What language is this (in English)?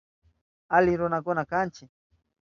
Southern Pastaza Quechua